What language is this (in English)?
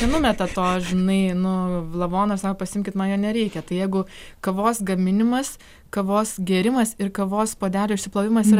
Lithuanian